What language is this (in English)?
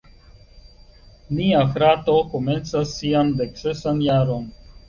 Esperanto